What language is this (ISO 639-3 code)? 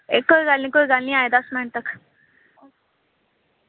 doi